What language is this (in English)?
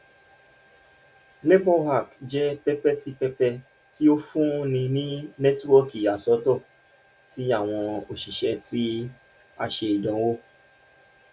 Yoruba